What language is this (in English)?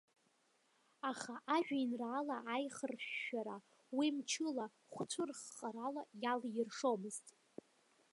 Abkhazian